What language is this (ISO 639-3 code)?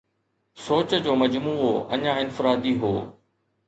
snd